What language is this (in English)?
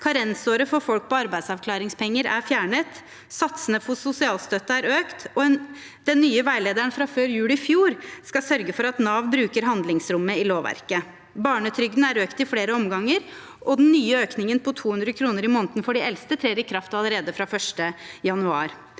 Norwegian